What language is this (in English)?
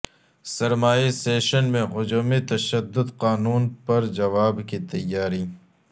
Urdu